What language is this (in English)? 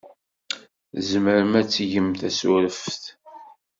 Kabyle